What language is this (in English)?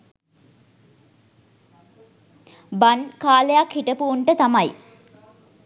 Sinhala